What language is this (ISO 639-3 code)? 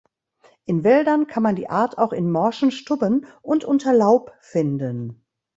deu